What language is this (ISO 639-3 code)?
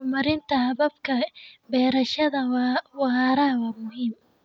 som